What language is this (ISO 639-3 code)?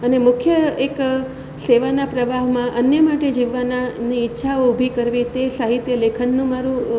guj